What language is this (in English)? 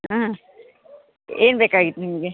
Kannada